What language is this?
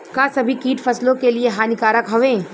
Bhojpuri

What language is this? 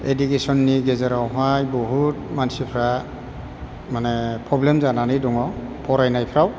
Bodo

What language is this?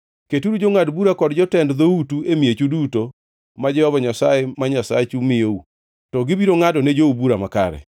Luo (Kenya and Tanzania)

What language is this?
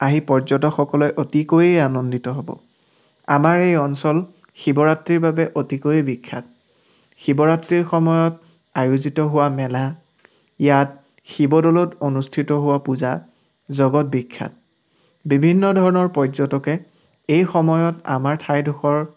Assamese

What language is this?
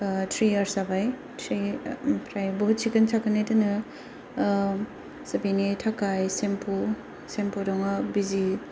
Bodo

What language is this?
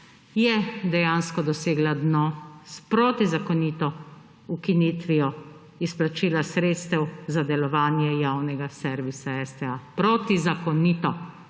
Slovenian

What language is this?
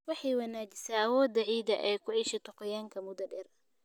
Somali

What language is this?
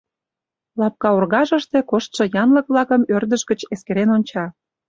Mari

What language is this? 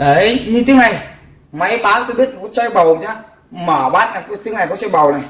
Vietnamese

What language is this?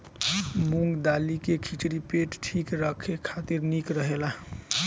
Bhojpuri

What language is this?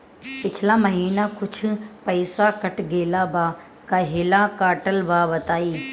Bhojpuri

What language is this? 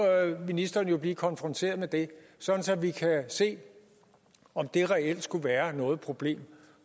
Danish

